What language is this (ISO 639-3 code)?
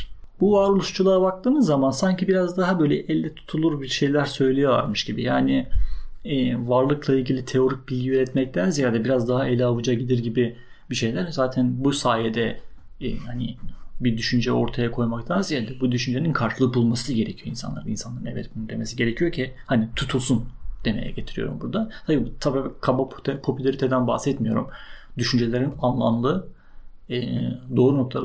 tur